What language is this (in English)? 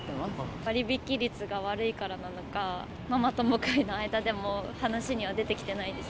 Japanese